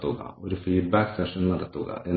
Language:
Malayalam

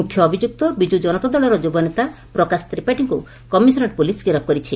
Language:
Odia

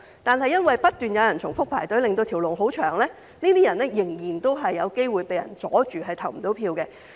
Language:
Cantonese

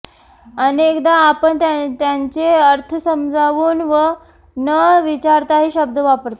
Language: Marathi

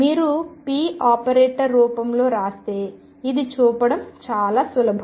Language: Telugu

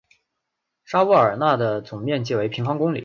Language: Chinese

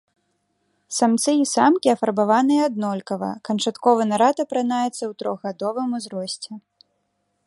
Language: Belarusian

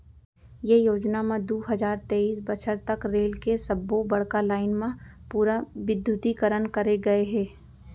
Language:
Chhattisgarhi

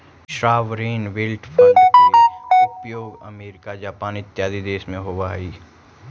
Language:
Magahi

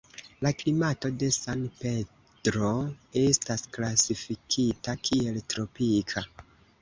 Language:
Esperanto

